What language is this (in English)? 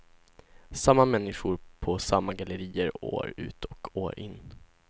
Swedish